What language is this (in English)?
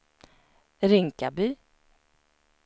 Swedish